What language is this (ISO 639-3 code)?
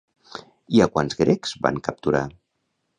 cat